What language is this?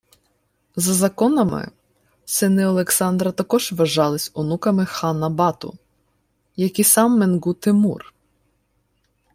Ukrainian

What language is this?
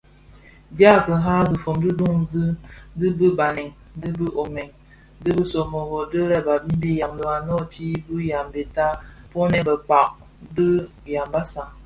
Bafia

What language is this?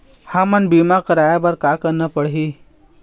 Chhattisgarhi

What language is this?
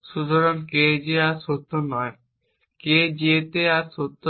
Bangla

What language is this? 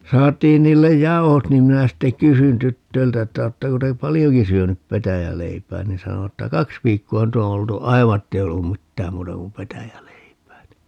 Finnish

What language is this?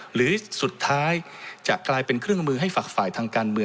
Thai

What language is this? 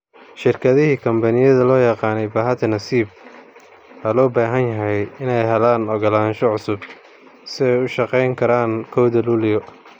Somali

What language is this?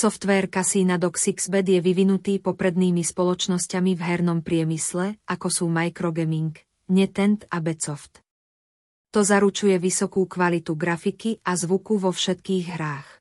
Slovak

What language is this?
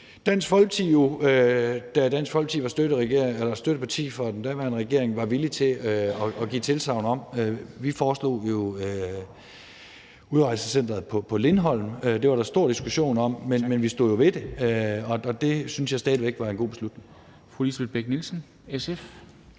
Danish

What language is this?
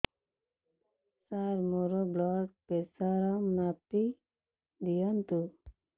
Odia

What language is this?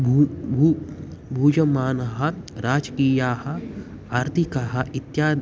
Sanskrit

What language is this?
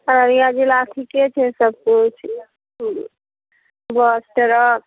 Maithili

